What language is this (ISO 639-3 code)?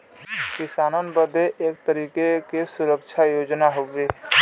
bho